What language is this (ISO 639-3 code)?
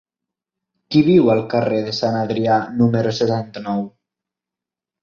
cat